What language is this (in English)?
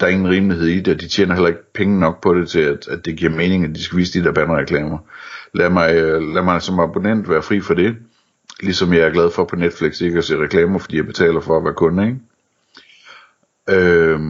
Danish